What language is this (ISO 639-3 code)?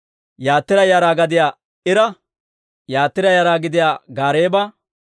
dwr